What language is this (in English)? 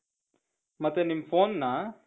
Kannada